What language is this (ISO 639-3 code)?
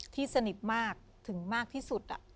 tha